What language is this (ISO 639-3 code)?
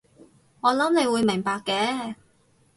yue